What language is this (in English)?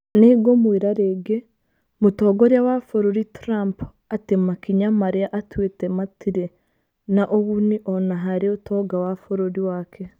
Kikuyu